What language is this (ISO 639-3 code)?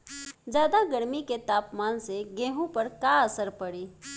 bho